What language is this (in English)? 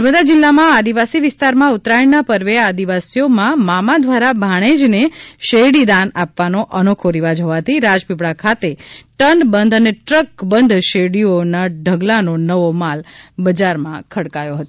Gujarati